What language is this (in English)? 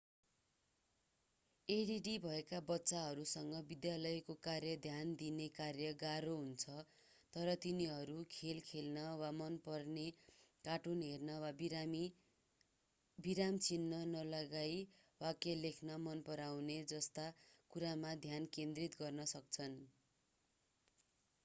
Nepali